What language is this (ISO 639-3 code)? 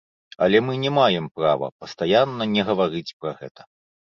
bel